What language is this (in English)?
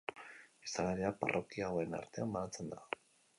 Basque